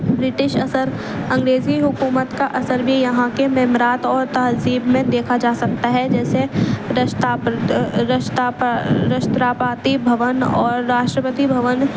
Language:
Urdu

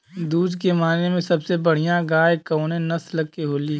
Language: Bhojpuri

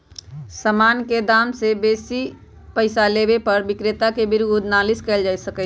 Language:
Magahi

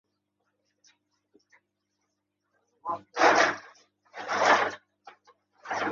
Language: Uzbek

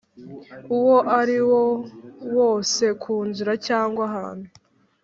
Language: Kinyarwanda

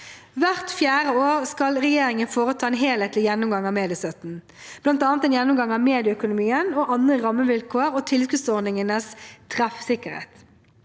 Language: Norwegian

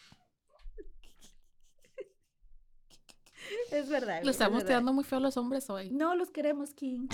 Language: Spanish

